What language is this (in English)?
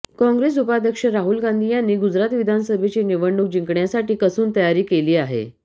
Marathi